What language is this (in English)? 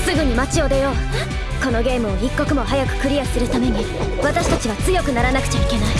Japanese